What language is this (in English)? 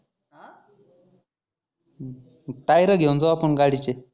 Marathi